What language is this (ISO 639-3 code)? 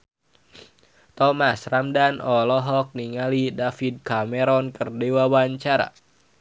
sun